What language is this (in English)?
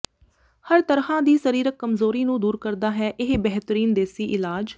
Punjabi